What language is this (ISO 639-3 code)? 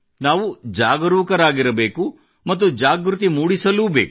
kan